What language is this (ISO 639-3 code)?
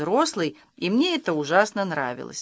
rus